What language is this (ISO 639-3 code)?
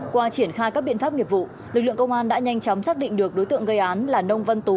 vie